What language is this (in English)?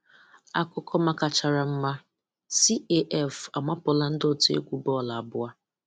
Igbo